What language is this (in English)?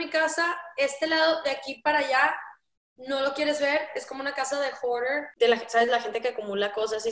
Spanish